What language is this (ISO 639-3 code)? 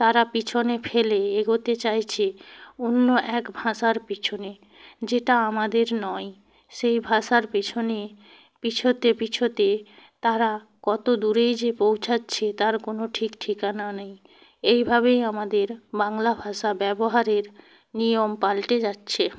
ben